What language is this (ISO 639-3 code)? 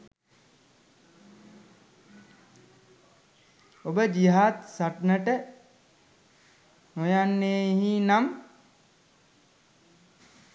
sin